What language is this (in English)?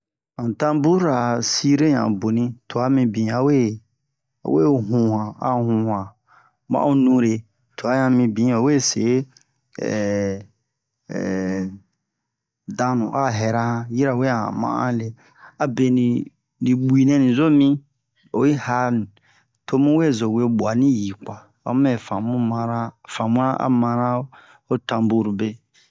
Bomu